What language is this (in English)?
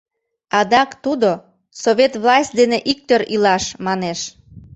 Mari